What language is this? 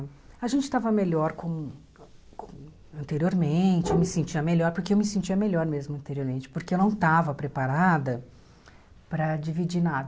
Portuguese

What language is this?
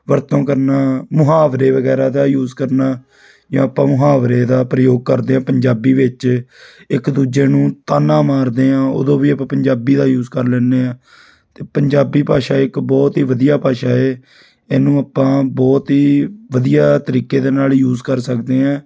Punjabi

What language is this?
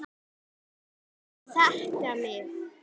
Icelandic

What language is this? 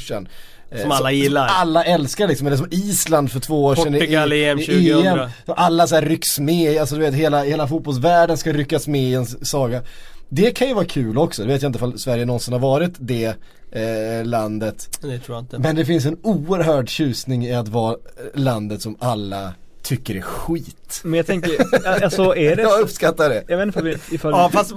Swedish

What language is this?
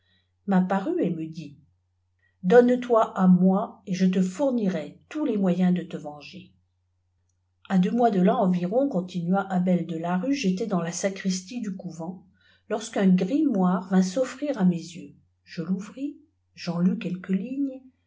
French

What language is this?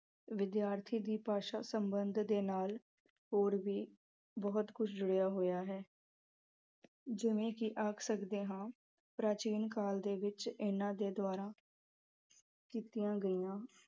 Punjabi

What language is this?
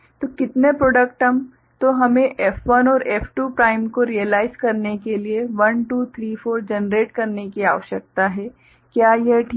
Hindi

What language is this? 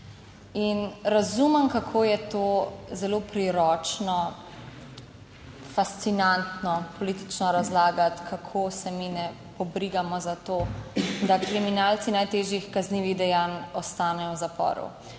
Slovenian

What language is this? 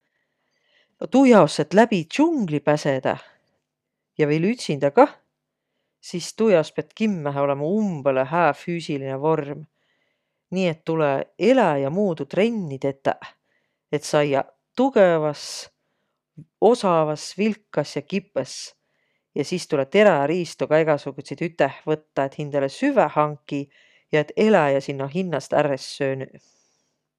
Võro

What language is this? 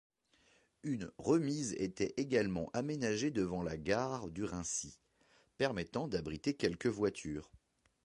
French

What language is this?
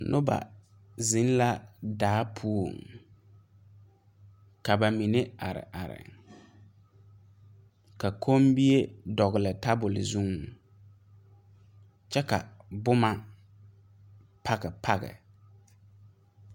Southern Dagaare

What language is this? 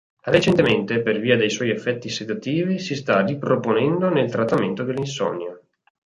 Italian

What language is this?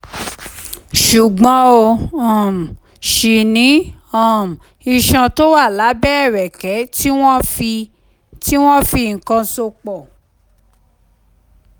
Yoruba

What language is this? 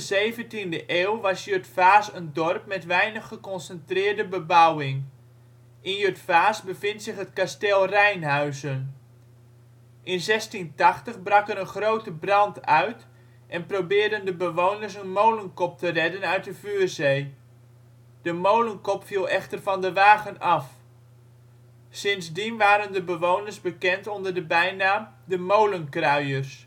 Dutch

